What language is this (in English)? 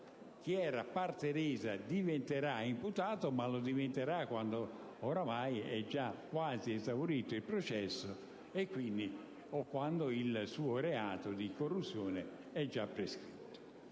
Italian